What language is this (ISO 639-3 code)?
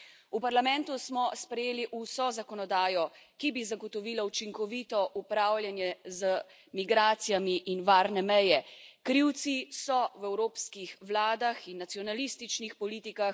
slv